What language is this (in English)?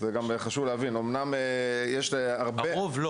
Hebrew